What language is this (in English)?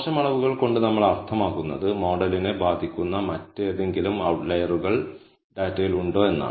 Malayalam